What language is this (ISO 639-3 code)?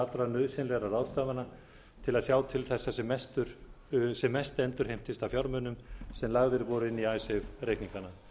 isl